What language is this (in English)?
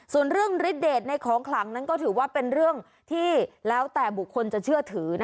Thai